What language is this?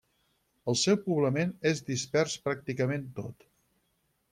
Catalan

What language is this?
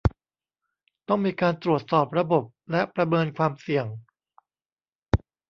Thai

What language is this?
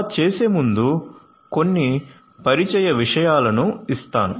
Telugu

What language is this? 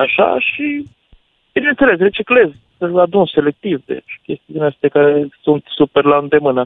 Romanian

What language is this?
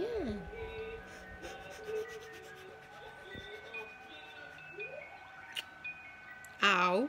Dutch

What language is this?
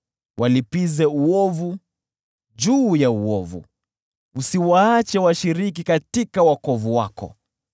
Swahili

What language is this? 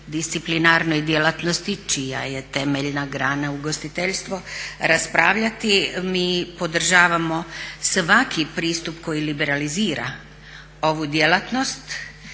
Croatian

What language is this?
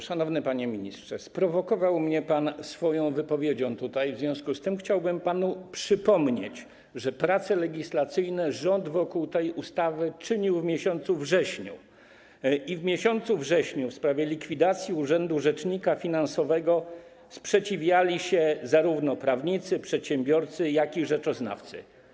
Polish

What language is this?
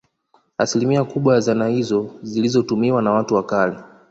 Swahili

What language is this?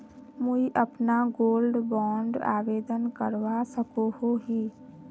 Magahi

